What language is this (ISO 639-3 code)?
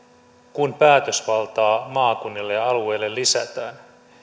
fin